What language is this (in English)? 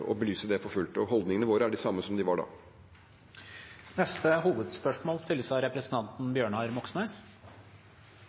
Norwegian Bokmål